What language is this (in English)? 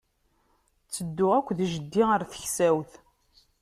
Kabyle